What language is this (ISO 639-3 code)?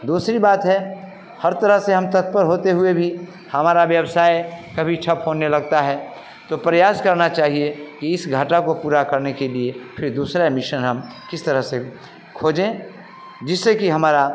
hin